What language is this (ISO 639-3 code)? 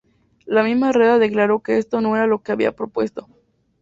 spa